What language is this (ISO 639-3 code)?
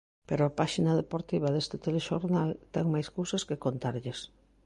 glg